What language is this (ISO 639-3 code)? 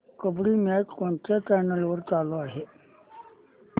mar